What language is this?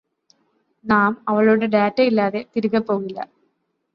Malayalam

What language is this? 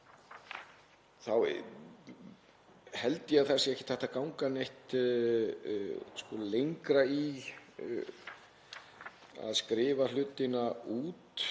Icelandic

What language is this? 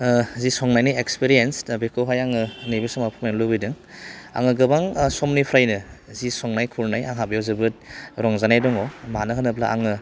Bodo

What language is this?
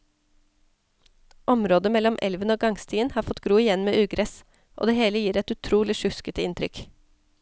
Norwegian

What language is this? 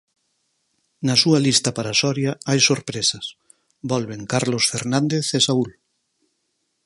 Galician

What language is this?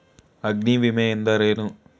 Kannada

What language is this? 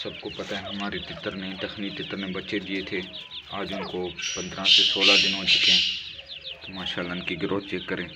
Hindi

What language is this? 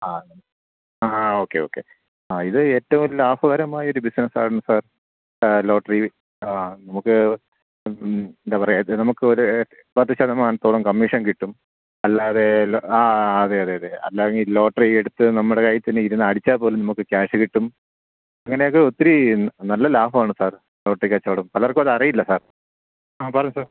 Malayalam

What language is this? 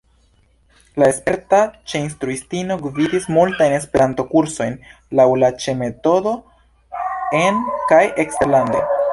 Esperanto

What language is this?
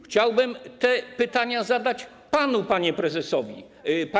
Polish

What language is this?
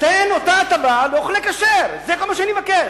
Hebrew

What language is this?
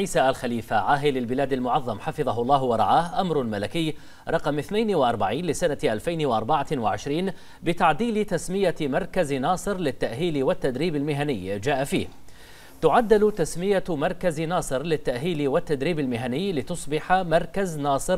Arabic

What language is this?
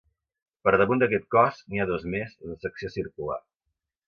Catalan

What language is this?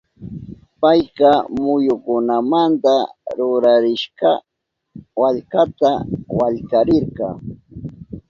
Southern Pastaza Quechua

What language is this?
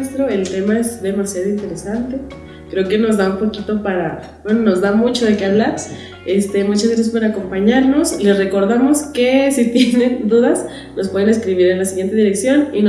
Spanish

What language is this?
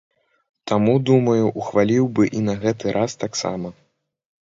Belarusian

